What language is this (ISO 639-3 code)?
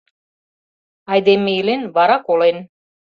chm